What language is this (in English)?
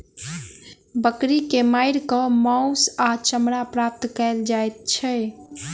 Maithili